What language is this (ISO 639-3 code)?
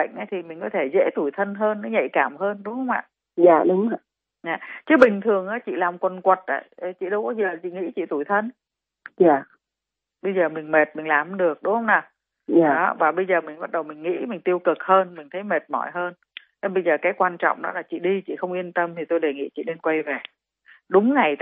vie